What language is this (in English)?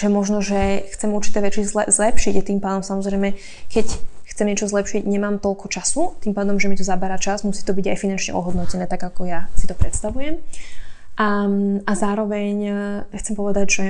Slovak